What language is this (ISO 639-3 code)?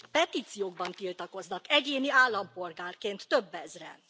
hun